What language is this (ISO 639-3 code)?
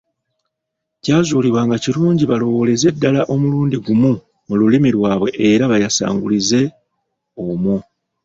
lug